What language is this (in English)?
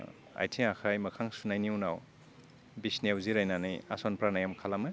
Bodo